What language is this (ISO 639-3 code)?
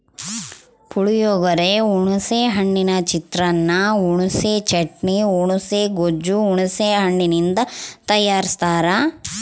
kan